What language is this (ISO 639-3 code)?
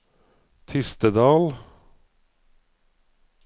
nor